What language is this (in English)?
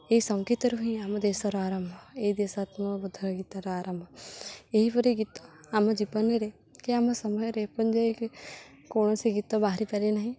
Odia